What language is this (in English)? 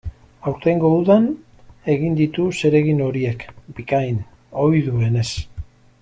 Basque